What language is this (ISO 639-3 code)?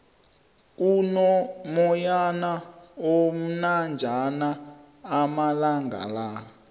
nbl